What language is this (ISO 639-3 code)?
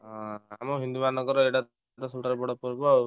ori